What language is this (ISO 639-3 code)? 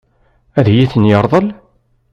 kab